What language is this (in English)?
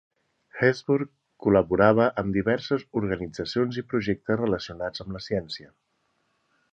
Catalan